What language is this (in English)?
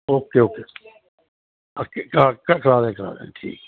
Punjabi